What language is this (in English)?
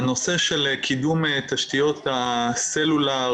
Hebrew